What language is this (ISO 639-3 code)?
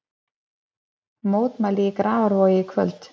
isl